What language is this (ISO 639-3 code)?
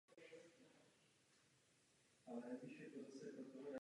ces